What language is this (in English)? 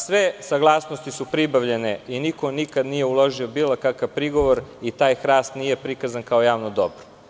Serbian